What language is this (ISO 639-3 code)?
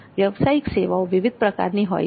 guj